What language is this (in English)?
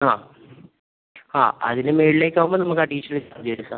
Malayalam